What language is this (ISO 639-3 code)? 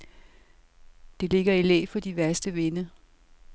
dan